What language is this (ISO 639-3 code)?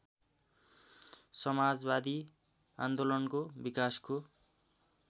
nep